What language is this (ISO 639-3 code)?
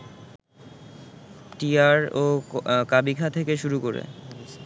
ben